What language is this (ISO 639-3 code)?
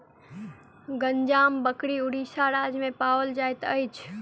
mai